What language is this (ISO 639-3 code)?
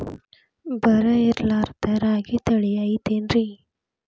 kan